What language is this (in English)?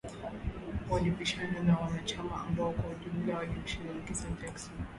Swahili